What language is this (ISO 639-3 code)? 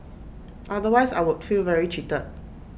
eng